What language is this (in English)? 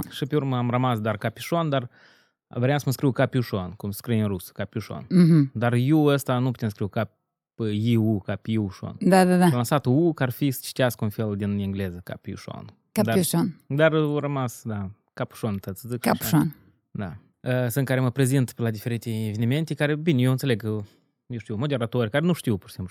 Romanian